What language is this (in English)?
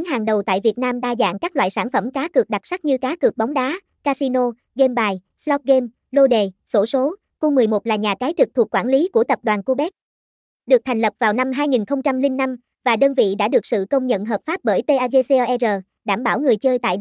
Vietnamese